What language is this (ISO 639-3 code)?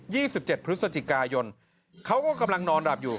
tha